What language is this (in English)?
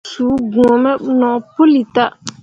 Mundang